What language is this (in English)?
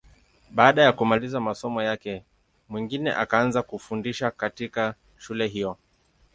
Swahili